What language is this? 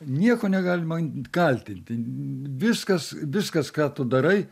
Lithuanian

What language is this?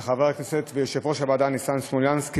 Hebrew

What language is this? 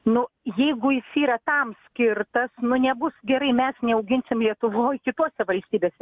Lithuanian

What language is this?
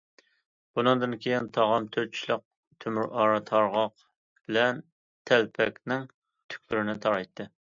Uyghur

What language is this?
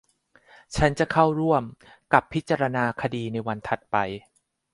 Thai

